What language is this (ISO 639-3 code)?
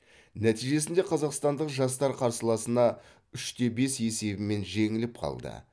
kaz